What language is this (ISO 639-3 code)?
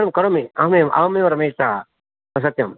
san